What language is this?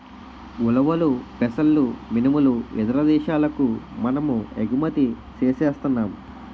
Telugu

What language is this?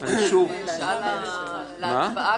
Hebrew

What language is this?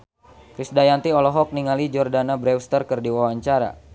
Sundanese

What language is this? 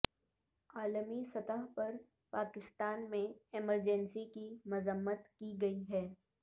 Urdu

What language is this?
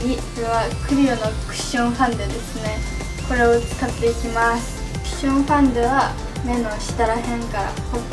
Japanese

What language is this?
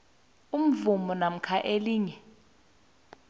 South Ndebele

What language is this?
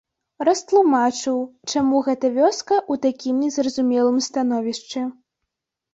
Belarusian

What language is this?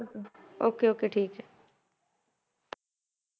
Punjabi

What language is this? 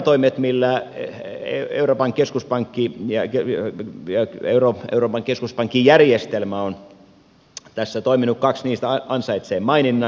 Finnish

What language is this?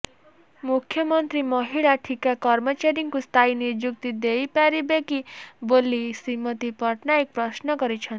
Odia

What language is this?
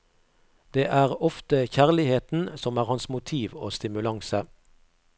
Norwegian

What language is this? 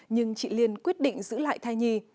Vietnamese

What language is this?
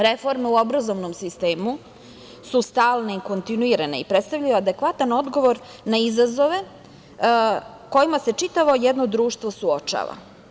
Serbian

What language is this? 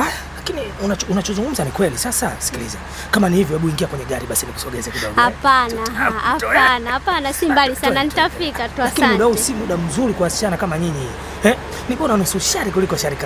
Swahili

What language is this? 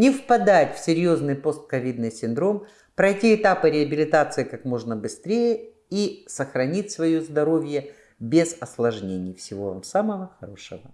Russian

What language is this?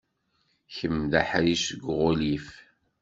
Kabyle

